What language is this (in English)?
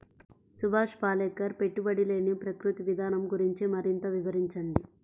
Telugu